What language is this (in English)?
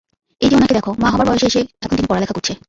Bangla